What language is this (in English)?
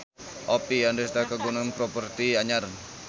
Sundanese